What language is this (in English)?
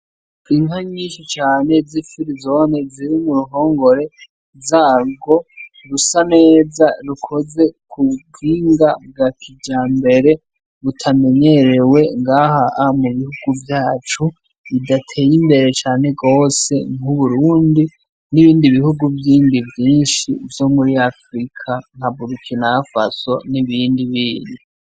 Rundi